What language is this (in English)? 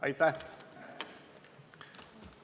Estonian